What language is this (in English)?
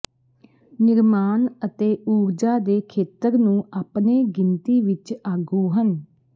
Punjabi